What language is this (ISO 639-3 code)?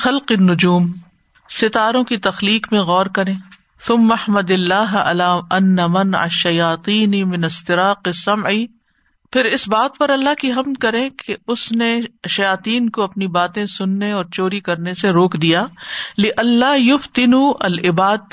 urd